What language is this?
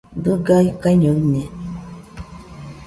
Nüpode Huitoto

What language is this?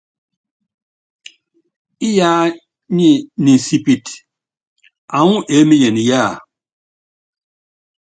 Yangben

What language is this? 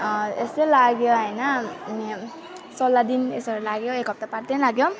Nepali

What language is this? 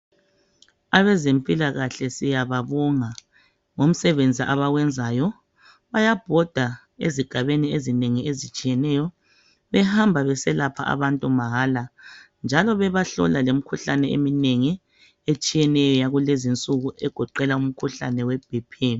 North Ndebele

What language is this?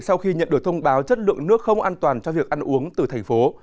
Vietnamese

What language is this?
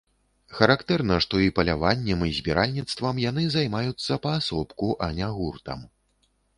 Belarusian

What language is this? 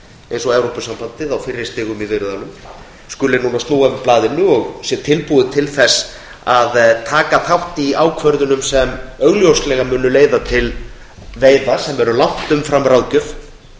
Icelandic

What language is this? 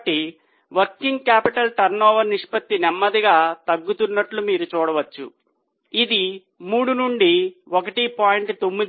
Telugu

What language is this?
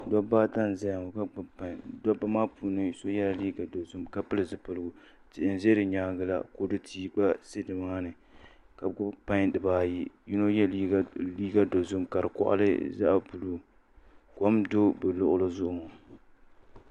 Dagbani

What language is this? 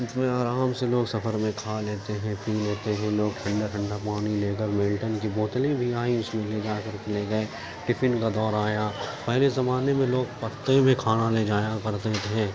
Urdu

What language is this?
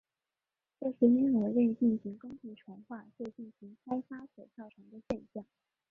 Chinese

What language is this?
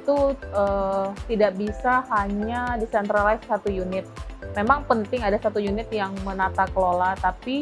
Indonesian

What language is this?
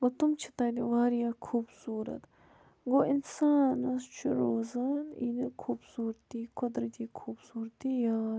Kashmiri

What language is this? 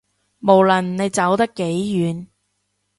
Cantonese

